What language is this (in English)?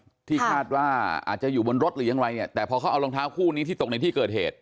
Thai